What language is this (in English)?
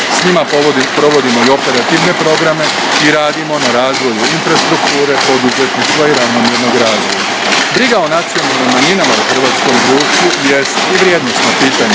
Croatian